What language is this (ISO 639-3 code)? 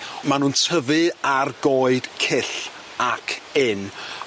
cym